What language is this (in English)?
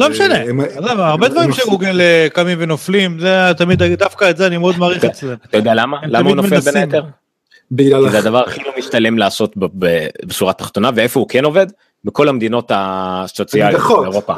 Hebrew